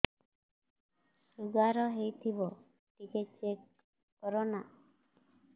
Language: Odia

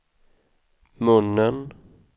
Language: Swedish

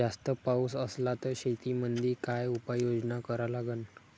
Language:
Marathi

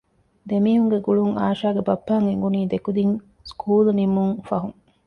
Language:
Divehi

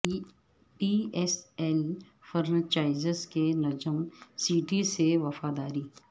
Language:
Urdu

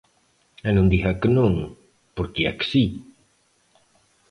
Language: Galician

